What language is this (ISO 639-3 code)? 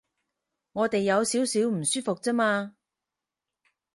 yue